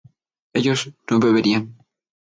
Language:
Spanish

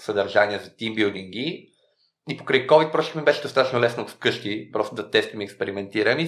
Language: Bulgarian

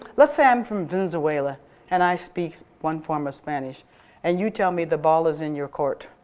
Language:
English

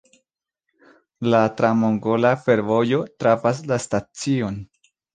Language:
Esperanto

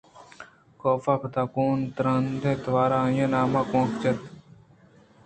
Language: Eastern Balochi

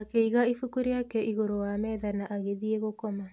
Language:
Kikuyu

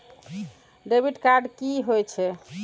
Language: Maithili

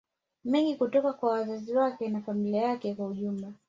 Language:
Swahili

